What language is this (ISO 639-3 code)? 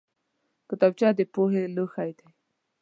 pus